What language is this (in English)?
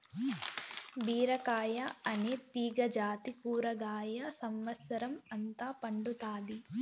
Telugu